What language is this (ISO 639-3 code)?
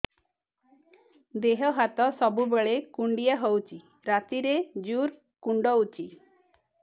ori